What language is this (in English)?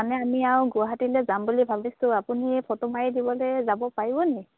Assamese